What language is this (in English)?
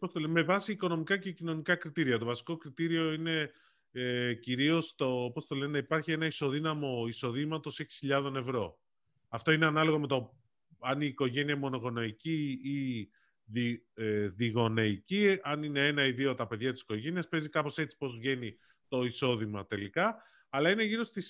Greek